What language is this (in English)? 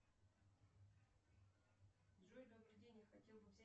Russian